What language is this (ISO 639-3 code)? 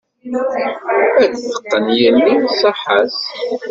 kab